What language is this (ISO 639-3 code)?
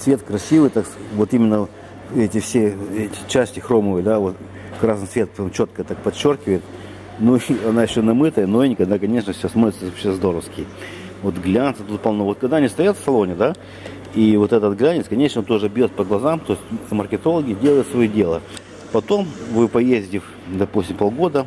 rus